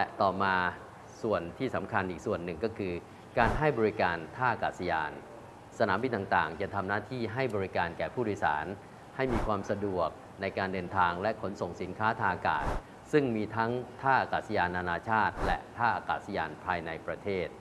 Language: Thai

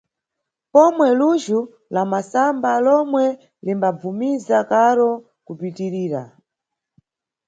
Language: Nyungwe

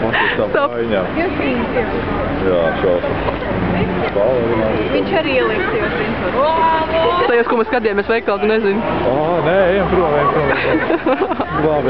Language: Latvian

